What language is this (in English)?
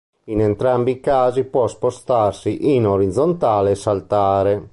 Italian